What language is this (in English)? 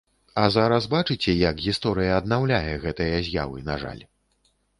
Belarusian